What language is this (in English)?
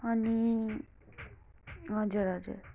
Nepali